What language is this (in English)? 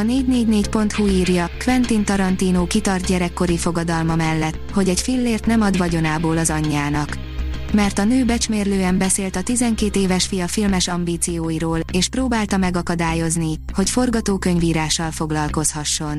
Hungarian